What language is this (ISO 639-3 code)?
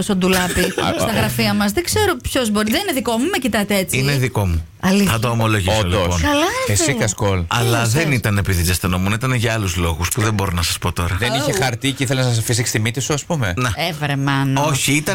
ell